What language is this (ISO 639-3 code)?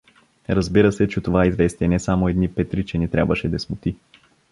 bul